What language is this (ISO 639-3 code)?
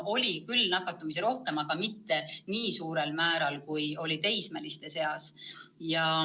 est